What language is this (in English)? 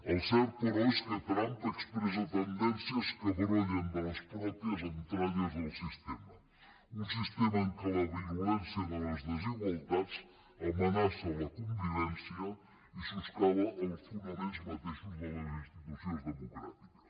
Catalan